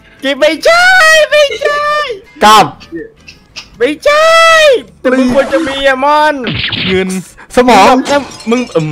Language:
Thai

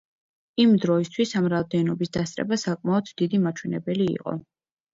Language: Georgian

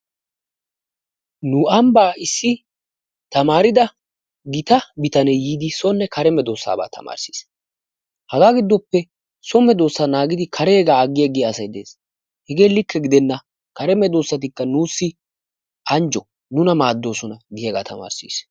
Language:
Wolaytta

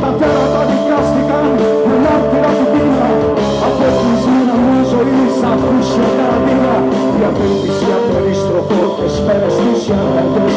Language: Greek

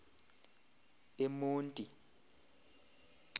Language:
Xhosa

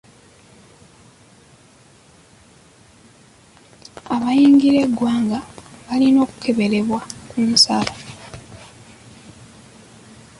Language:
Ganda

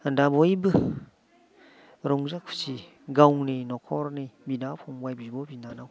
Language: Bodo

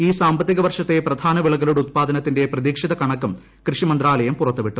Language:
Malayalam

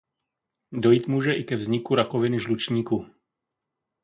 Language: Czech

